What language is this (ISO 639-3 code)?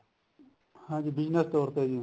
pan